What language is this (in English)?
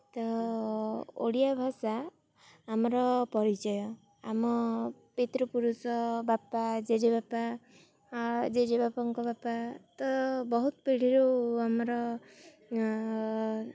Odia